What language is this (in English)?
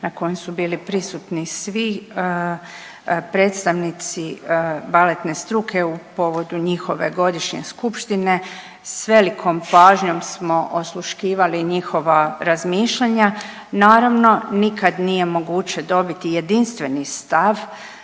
Croatian